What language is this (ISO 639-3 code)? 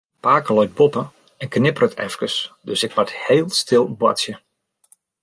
fry